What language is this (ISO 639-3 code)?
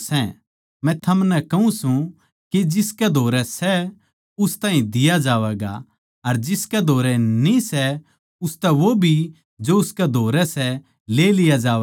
bgc